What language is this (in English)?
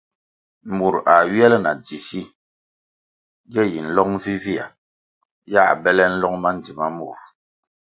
Kwasio